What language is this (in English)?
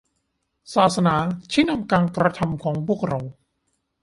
Thai